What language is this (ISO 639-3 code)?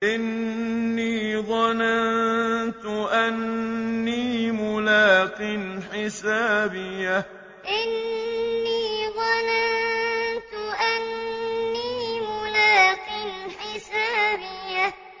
ara